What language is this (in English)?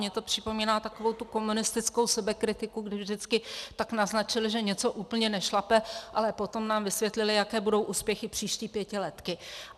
Czech